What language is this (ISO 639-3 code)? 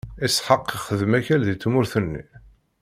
kab